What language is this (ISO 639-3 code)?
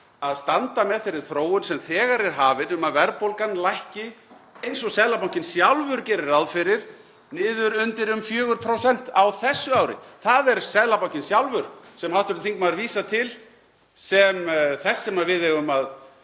isl